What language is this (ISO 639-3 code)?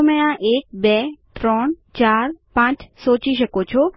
guj